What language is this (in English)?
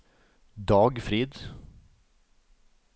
Norwegian